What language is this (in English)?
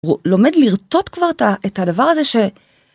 Hebrew